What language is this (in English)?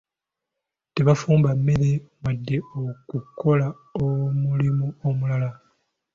Ganda